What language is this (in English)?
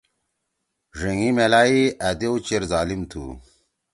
Torwali